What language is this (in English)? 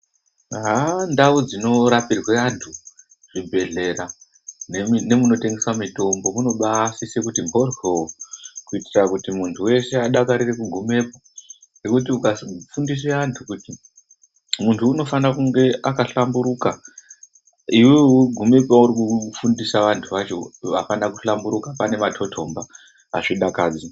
Ndau